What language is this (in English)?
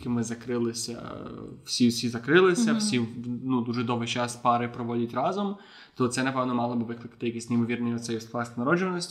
Ukrainian